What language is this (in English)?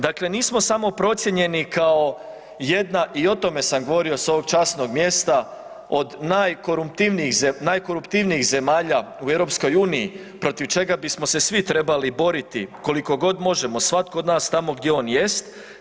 Croatian